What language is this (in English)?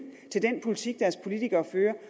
Danish